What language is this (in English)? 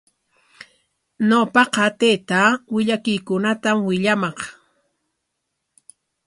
Corongo Ancash Quechua